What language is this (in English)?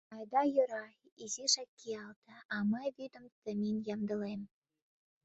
Mari